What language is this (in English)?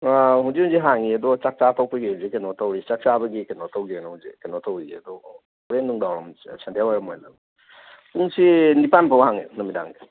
Manipuri